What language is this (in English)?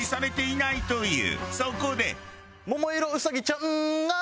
Japanese